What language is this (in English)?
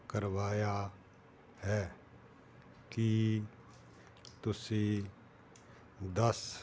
Punjabi